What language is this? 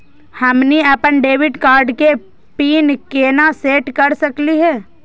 Magahi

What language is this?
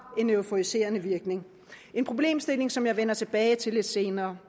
Danish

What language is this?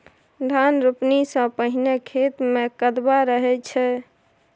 Maithili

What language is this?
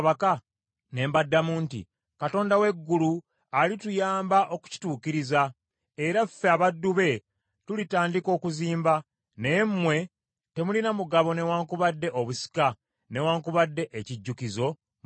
Ganda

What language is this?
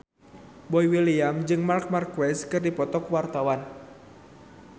Sundanese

